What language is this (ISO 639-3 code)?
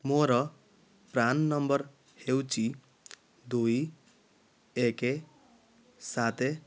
ori